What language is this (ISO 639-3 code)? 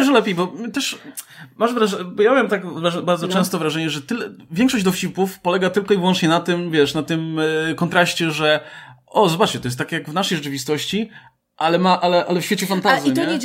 pol